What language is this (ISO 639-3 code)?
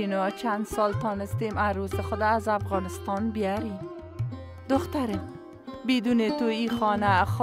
fas